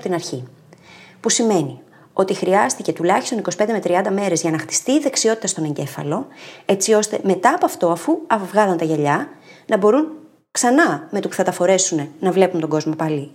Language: Greek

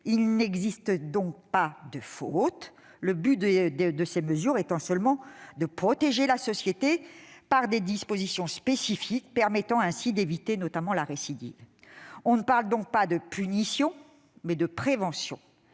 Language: French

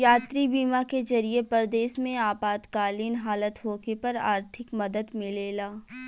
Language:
Bhojpuri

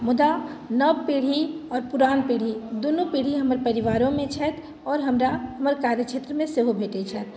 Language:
Maithili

